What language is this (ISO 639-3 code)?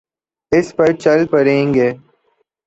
urd